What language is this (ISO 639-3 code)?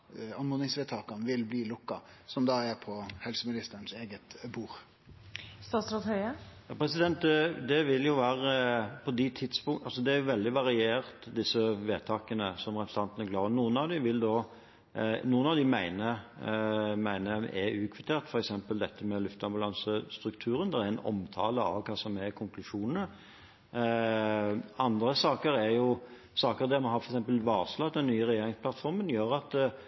nor